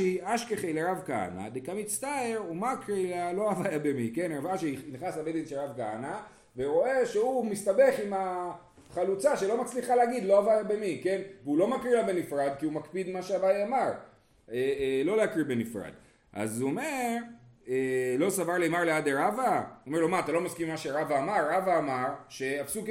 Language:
Hebrew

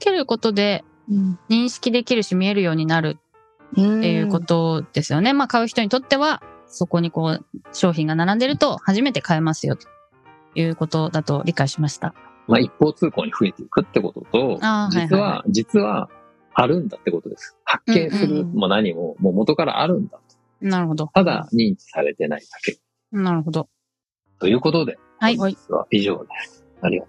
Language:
Japanese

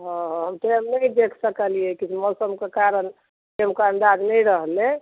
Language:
Maithili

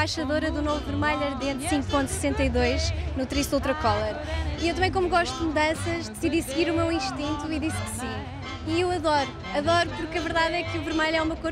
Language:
Portuguese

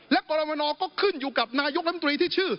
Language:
Thai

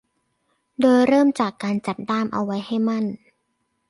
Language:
Thai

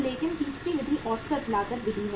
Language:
Hindi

